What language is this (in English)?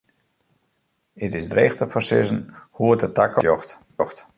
Western Frisian